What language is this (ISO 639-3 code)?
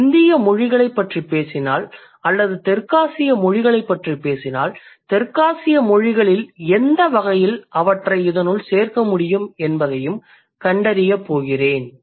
tam